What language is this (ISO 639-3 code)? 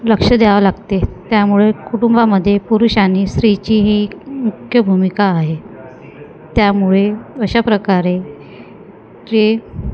mar